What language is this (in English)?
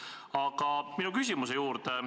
Estonian